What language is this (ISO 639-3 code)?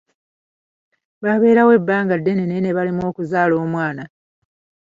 lug